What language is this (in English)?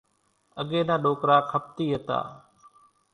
Kachi Koli